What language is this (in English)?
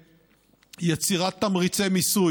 Hebrew